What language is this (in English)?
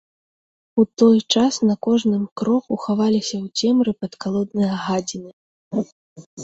Belarusian